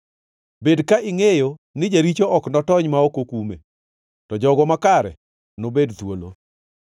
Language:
Luo (Kenya and Tanzania)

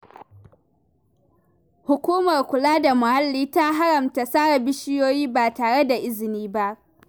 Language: Hausa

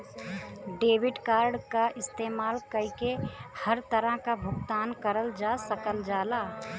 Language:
Bhojpuri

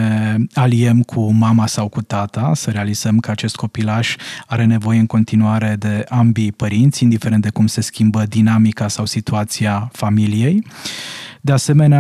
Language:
Romanian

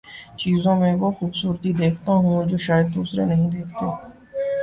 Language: Urdu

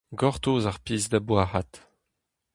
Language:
Breton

